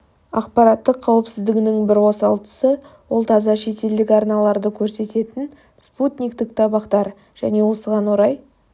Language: Kazakh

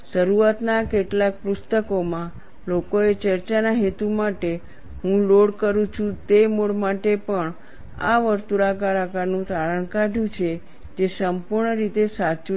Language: Gujarati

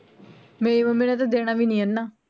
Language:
Punjabi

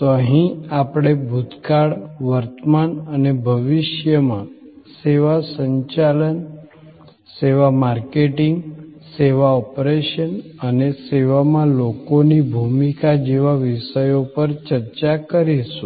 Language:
Gujarati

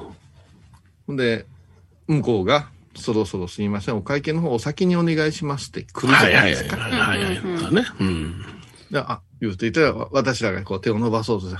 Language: Japanese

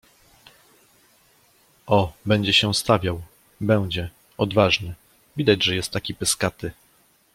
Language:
Polish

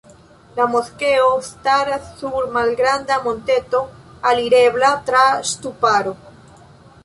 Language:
Esperanto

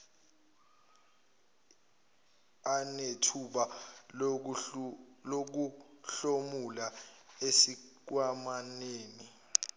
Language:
Zulu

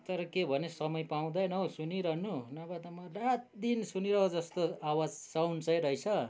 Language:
Nepali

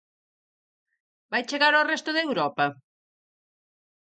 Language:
Galician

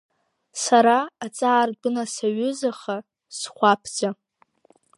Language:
Abkhazian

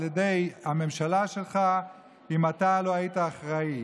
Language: Hebrew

